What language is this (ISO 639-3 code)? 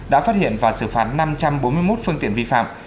vie